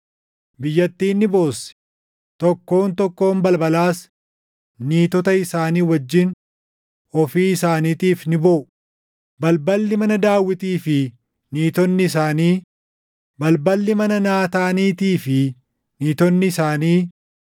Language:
Oromo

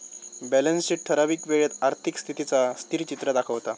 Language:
Marathi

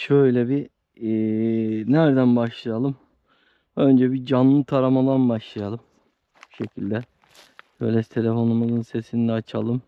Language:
Turkish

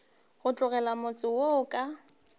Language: Northern Sotho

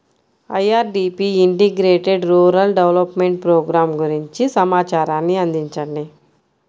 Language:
Telugu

